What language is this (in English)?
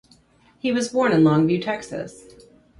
English